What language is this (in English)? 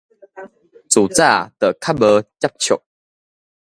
Min Nan Chinese